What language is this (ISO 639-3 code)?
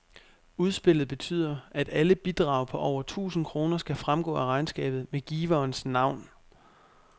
dan